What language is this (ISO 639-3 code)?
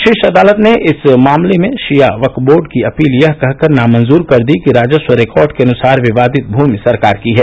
hin